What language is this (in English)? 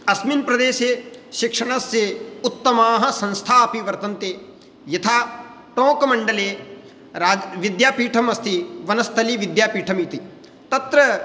Sanskrit